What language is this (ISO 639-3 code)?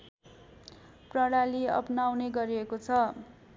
nep